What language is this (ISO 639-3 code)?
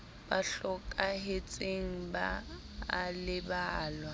sot